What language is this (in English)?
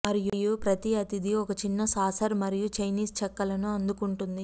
Telugu